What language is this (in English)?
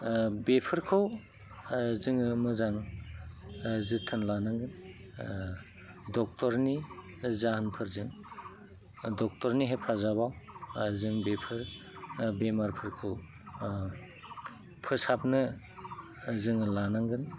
Bodo